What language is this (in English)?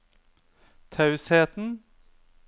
Norwegian